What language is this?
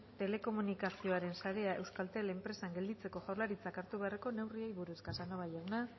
Basque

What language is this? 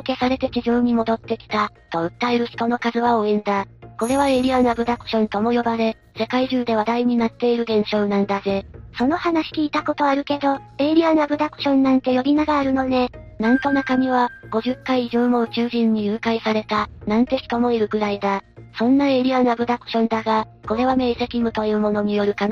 Japanese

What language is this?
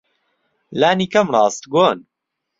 Central Kurdish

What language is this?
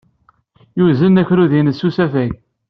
Kabyle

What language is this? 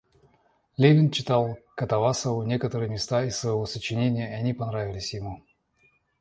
Russian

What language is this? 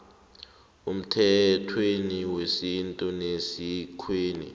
South Ndebele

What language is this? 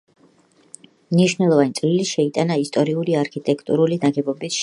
Georgian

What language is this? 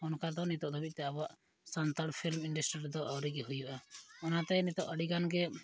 Santali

